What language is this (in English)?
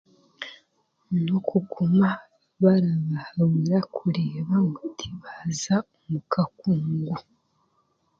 Chiga